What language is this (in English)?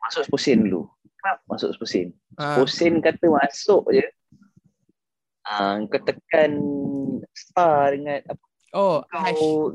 Malay